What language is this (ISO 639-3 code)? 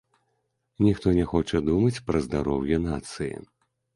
bel